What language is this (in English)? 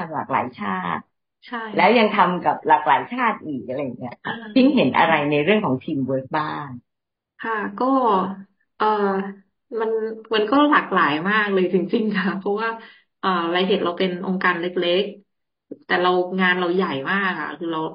Thai